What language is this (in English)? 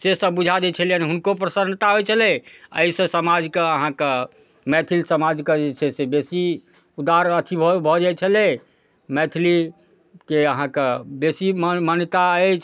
Maithili